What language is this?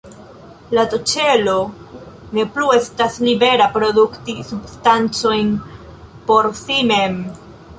Esperanto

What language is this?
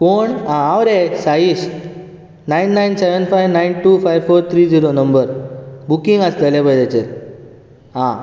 Konkani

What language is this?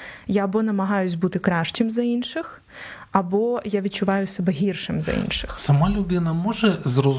Ukrainian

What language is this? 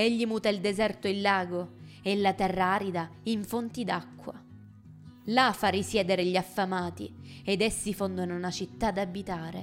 Italian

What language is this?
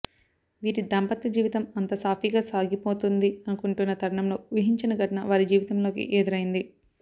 Telugu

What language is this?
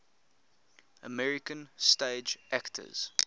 English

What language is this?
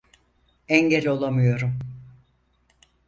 Turkish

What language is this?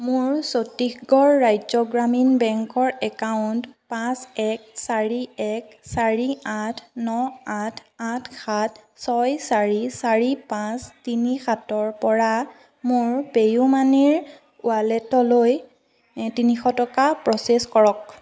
Assamese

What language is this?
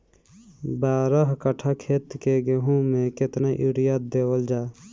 Bhojpuri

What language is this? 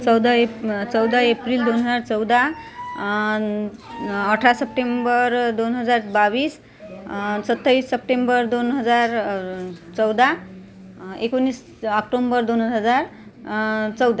Marathi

